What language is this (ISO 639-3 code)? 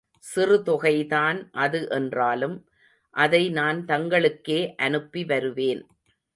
tam